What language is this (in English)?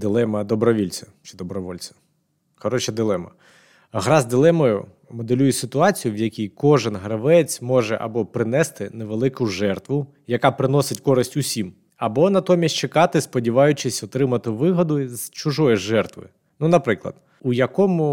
Ukrainian